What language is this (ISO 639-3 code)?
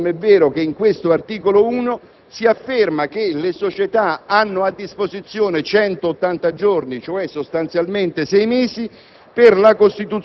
ita